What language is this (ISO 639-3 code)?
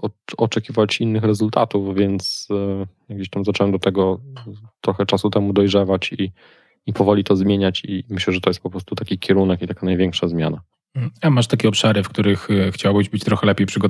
pol